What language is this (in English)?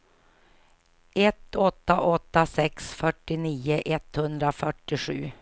Swedish